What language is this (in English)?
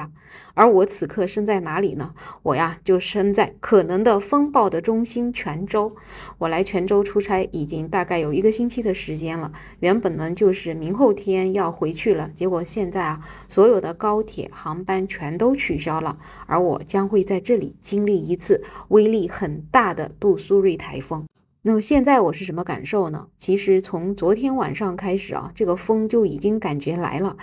Chinese